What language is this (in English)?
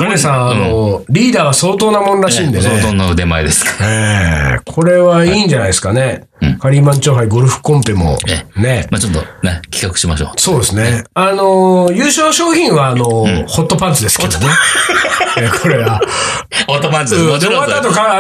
Japanese